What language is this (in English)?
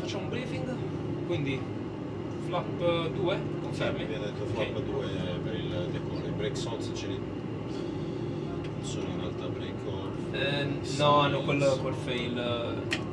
Italian